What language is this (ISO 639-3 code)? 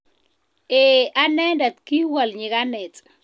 kln